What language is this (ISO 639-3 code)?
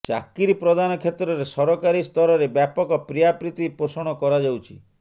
ori